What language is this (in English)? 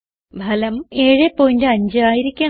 Malayalam